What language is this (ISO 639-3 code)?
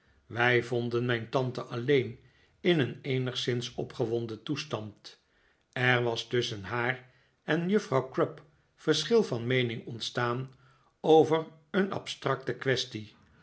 nld